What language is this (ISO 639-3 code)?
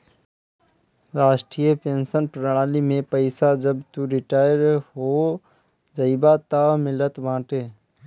bho